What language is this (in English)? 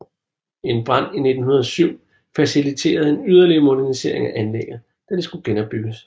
Danish